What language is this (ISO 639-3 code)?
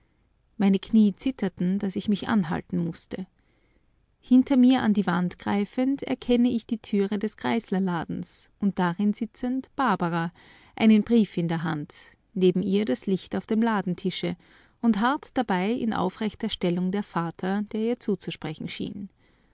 deu